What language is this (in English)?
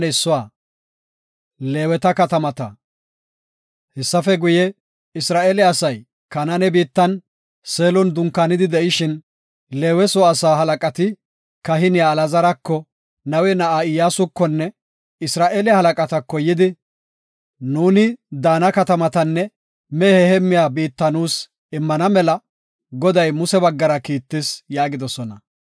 Gofa